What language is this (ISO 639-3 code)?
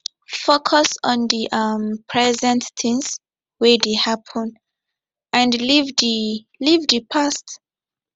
pcm